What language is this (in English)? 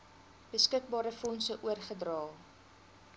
Afrikaans